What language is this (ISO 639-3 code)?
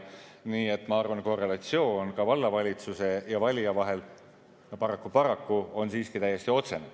est